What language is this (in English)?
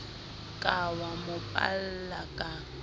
Southern Sotho